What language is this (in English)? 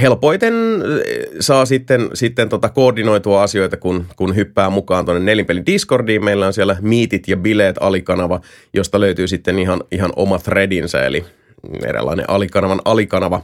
Finnish